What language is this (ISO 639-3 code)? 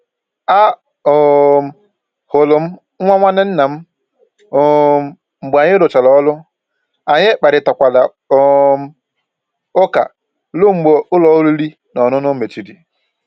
ibo